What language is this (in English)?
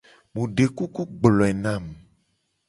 Gen